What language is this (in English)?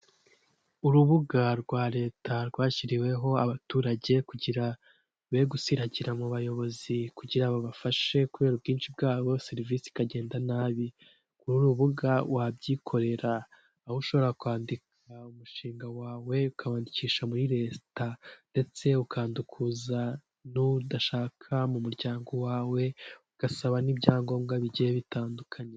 Kinyarwanda